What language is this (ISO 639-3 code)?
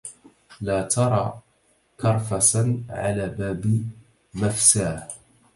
ara